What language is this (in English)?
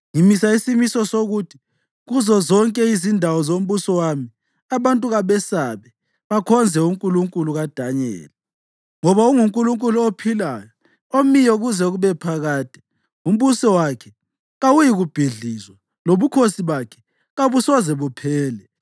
North Ndebele